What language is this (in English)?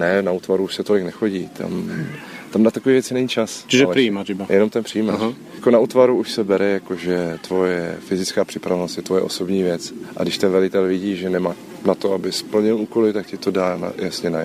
Czech